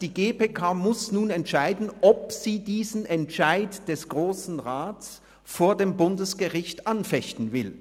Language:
Swiss German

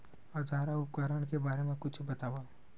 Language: Chhattisgarhi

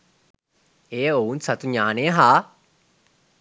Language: Sinhala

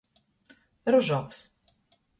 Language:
Latgalian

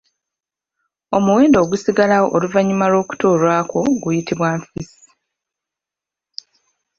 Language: Ganda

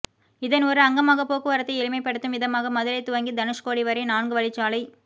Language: Tamil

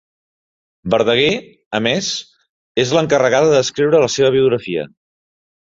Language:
Catalan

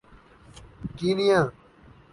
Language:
Urdu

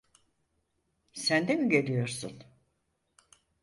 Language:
Turkish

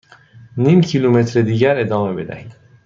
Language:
Persian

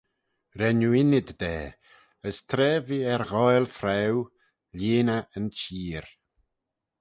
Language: Manx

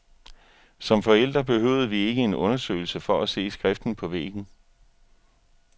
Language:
Danish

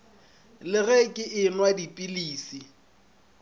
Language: Northern Sotho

